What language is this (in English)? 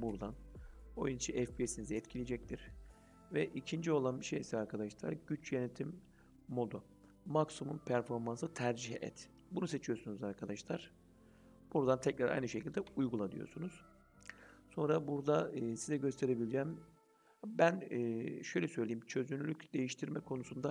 Turkish